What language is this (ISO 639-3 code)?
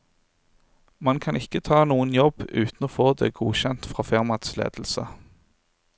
nor